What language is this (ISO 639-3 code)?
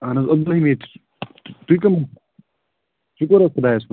kas